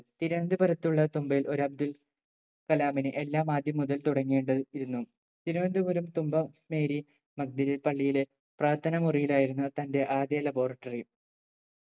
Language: Malayalam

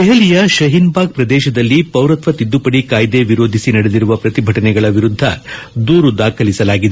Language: Kannada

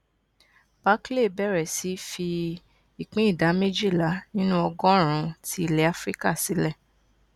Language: Yoruba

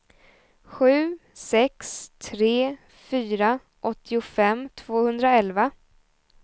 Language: Swedish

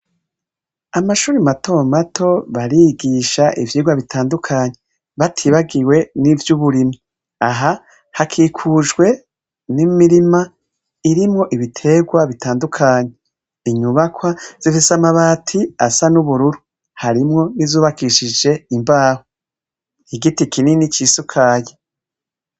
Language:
Rundi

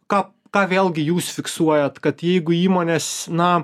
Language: Lithuanian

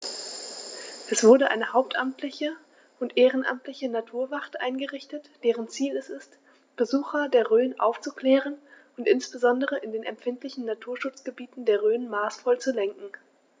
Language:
German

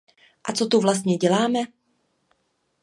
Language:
Czech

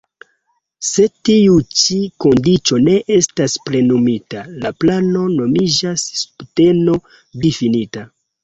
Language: Esperanto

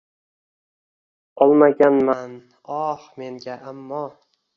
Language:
Uzbek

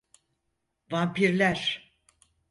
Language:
Turkish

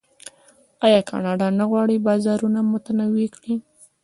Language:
Pashto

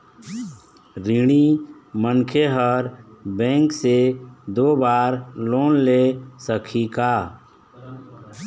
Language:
Chhattisgarhi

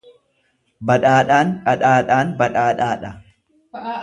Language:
Oromo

